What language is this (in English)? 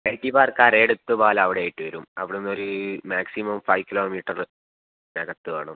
Malayalam